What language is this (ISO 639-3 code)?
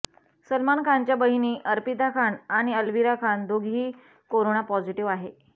mar